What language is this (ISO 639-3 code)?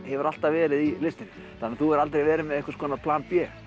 isl